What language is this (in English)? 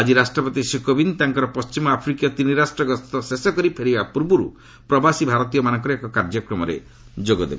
Odia